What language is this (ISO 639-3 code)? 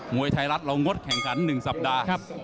tha